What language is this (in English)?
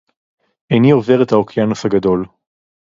Hebrew